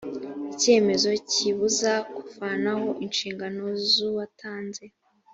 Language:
Kinyarwanda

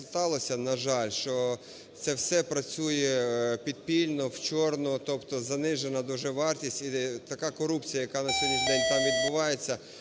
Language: Ukrainian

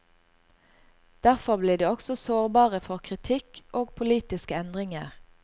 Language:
Norwegian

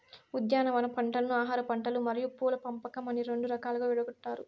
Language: Telugu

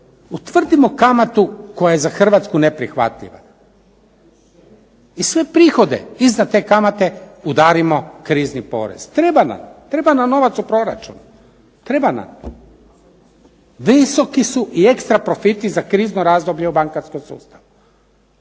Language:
Croatian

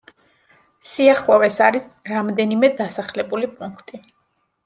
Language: Georgian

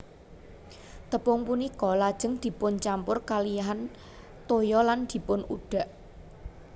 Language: Javanese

